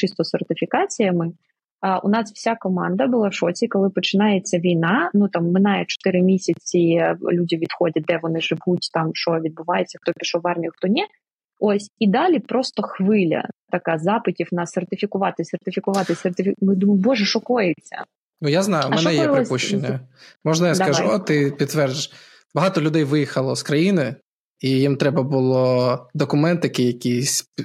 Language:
Ukrainian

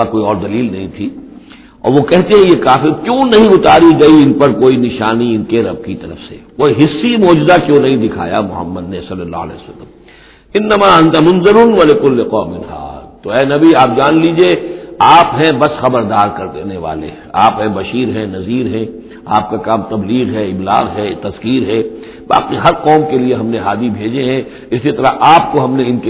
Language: Urdu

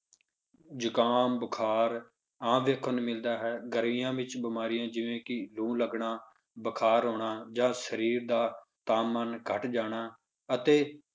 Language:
Punjabi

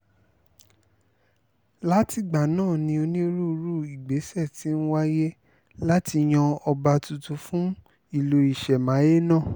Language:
Yoruba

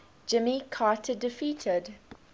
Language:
English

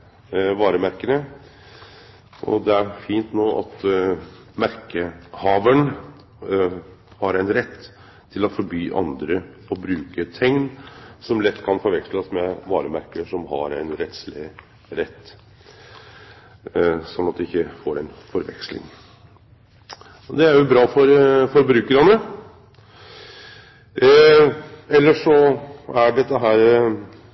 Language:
Norwegian Nynorsk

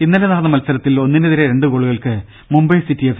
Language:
Malayalam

